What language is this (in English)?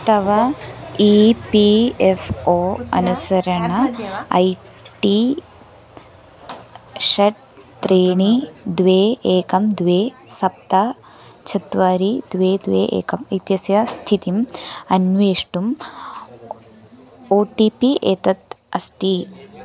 Sanskrit